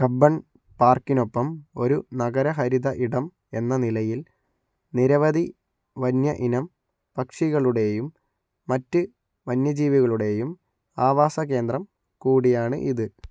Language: Malayalam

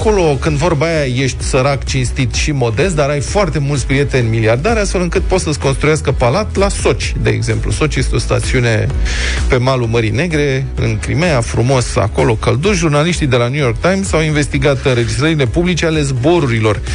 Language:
Romanian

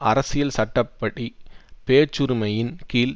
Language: Tamil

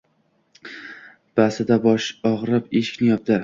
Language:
Uzbek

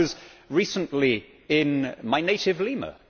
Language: English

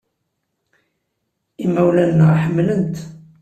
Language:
Kabyle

